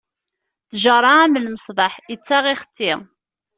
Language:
Kabyle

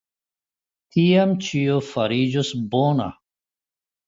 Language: Esperanto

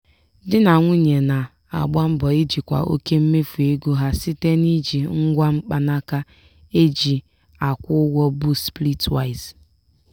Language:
Igbo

